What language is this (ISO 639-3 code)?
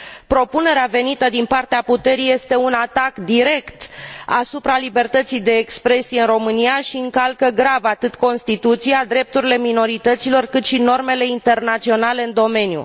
ron